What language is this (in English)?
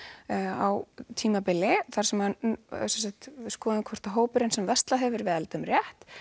Icelandic